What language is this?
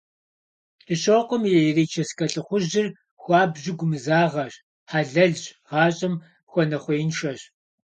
Kabardian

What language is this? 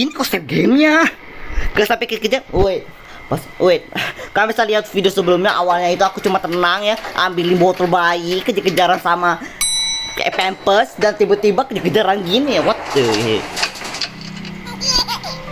Indonesian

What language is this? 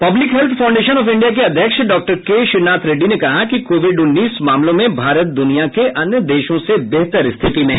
Hindi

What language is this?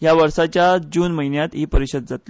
Konkani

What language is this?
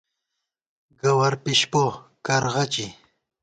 Gawar-Bati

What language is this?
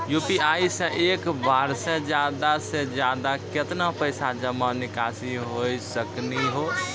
Maithili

